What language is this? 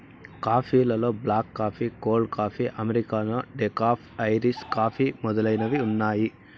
Telugu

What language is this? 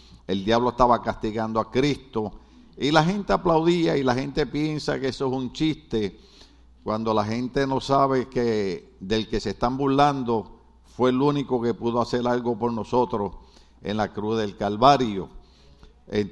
Spanish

